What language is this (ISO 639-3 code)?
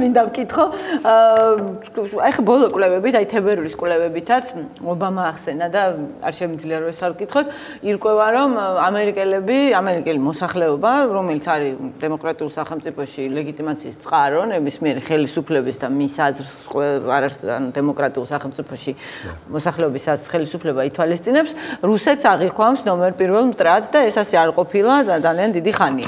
ron